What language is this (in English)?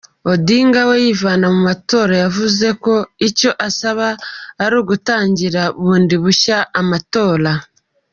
Kinyarwanda